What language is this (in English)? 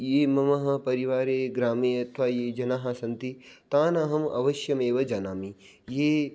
Sanskrit